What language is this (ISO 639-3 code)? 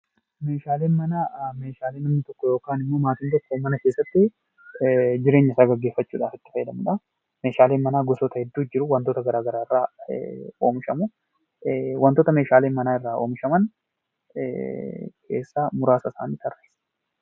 orm